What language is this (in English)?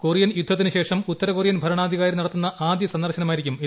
Malayalam